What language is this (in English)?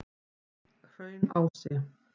Icelandic